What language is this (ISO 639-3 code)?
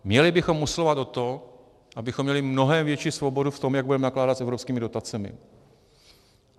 ces